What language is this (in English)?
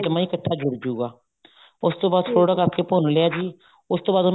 Punjabi